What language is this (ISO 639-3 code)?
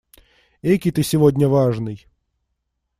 rus